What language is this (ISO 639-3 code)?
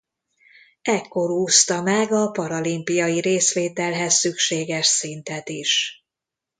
hun